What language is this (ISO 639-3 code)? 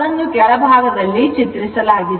kan